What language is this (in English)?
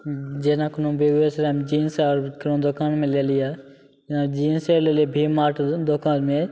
Maithili